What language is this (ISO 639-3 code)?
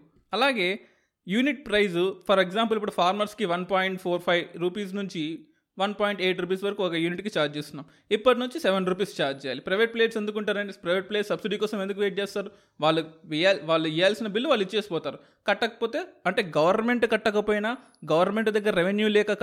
tel